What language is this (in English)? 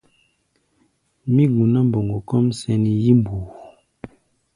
Gbaya